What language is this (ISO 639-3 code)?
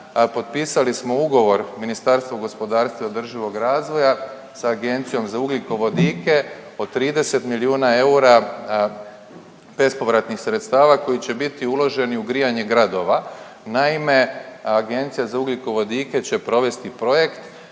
hrv